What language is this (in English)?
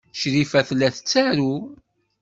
Kabyle